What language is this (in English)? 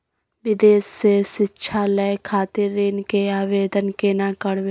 Maithili